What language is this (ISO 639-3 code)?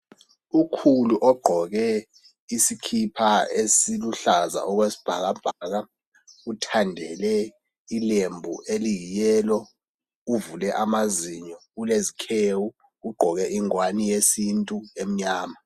nde